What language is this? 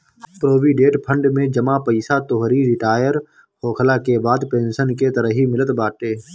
Bhojpuri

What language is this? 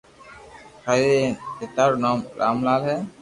Loarki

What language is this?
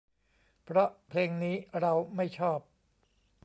Thai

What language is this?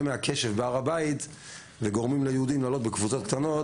Hebrew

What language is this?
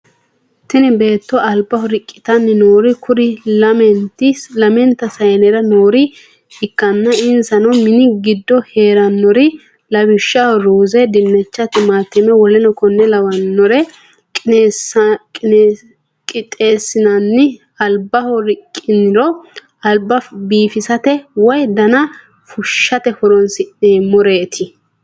Sidamo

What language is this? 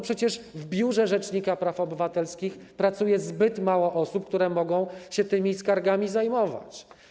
Polish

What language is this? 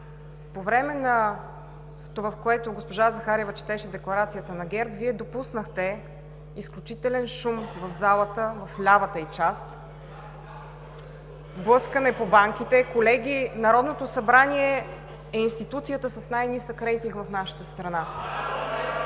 Bulgarian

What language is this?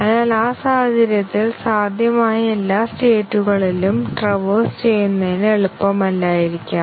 Malayalam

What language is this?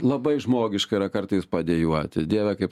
Lithuanian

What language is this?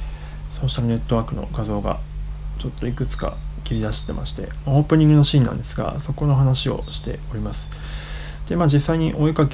Japanese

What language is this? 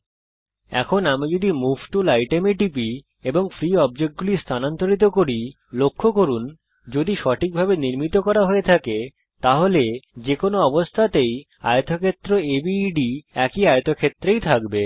Bangla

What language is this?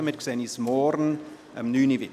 Swiss German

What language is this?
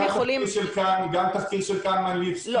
Hebrew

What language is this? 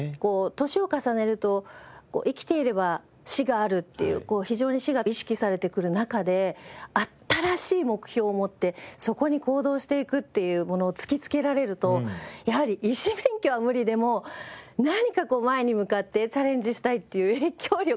Japanese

